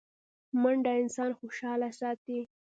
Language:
Pashto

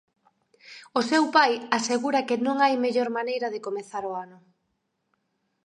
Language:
Galician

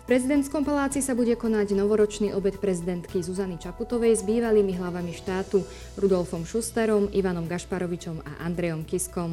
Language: Slovak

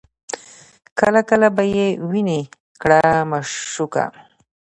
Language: Pashto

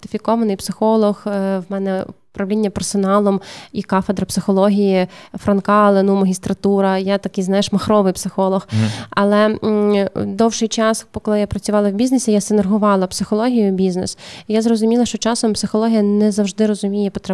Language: Ukrainian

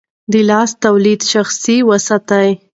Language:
Pashto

